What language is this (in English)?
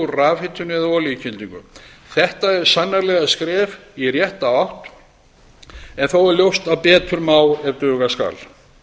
Icelandic